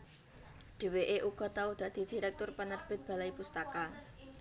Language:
Javanese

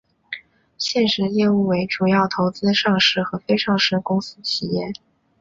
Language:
Chinese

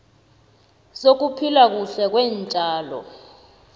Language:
South Ndebele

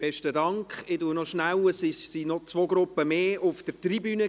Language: Swiss German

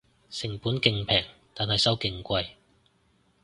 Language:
Cantonese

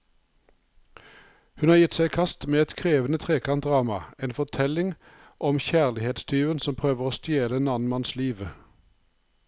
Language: Norwegian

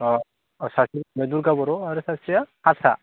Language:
Bodo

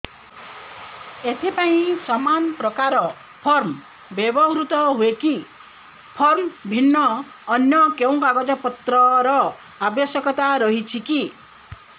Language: Odia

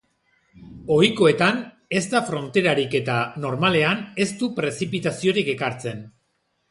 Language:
Basque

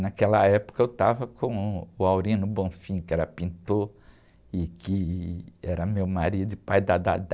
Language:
Portuguese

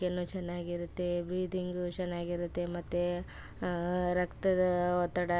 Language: Kannada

